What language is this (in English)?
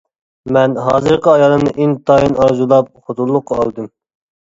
Uyghur